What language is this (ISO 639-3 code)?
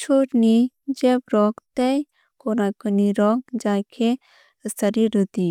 trp